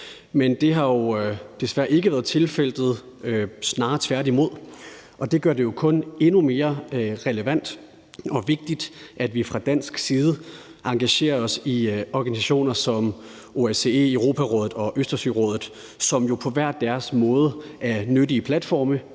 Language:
Danish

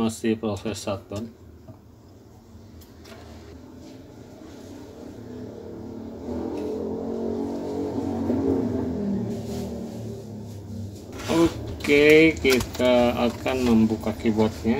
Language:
Indonesian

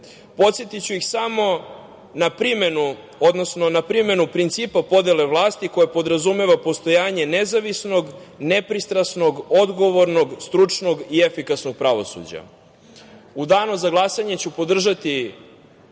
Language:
Serbian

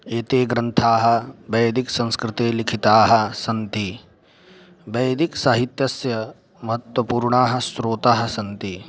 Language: Sanskrit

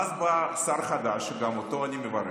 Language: Hebrew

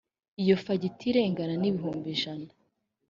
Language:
Kinyarwanda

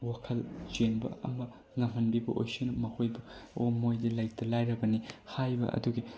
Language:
Manipuri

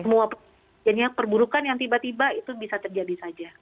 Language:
Indonesian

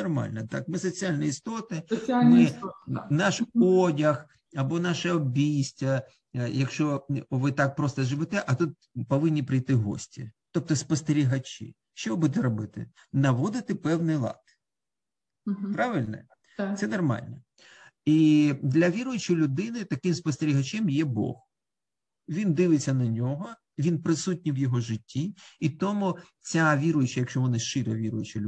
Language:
Ukrainian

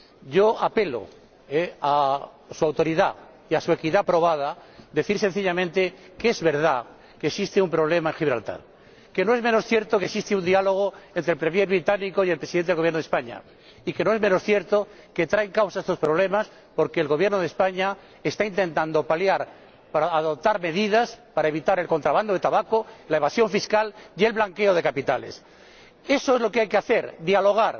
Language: Spanish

